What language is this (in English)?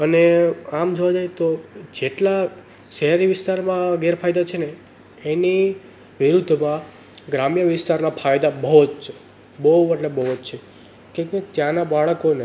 Gujarati